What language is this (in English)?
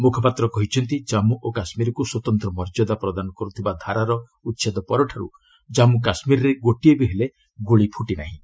Odia